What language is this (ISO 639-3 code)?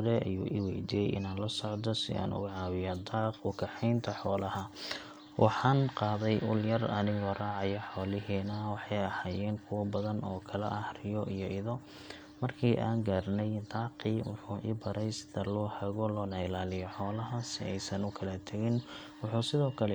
som